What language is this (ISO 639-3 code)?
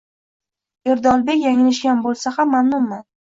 uzb